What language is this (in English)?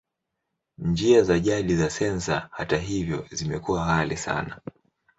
Swahili